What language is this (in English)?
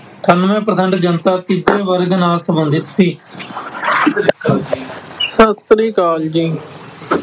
Punjabi